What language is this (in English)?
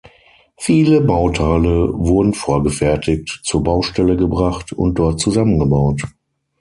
German